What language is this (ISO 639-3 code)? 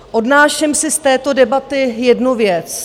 ces